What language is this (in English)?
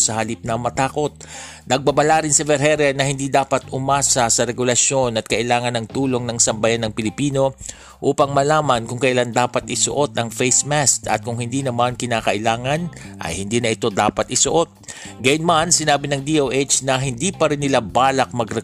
Filipino